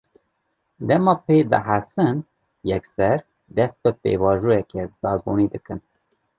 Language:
Kurdish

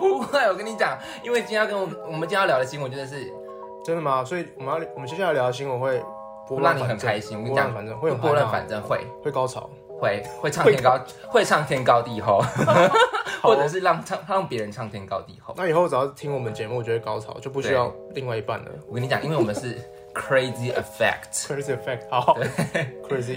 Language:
Chinese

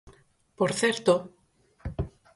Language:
Galician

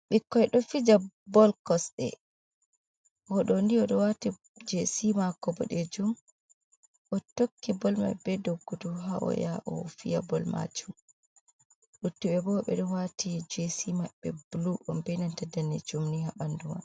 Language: Fula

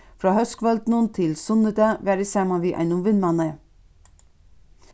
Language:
Faroese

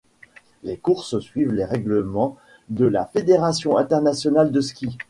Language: French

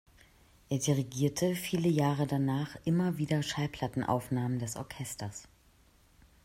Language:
German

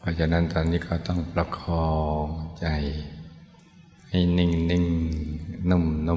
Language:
Thai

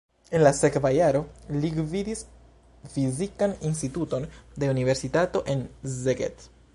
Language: Esperanto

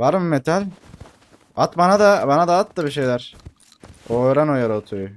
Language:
Turkish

